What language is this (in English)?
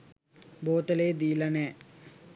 Sinhala